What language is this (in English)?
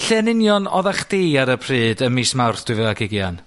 Welsh